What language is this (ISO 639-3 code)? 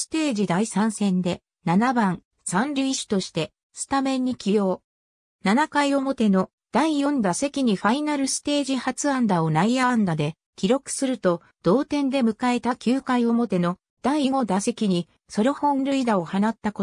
jpn